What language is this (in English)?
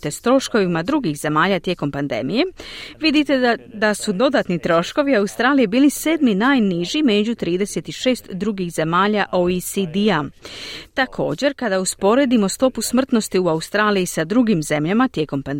Croatian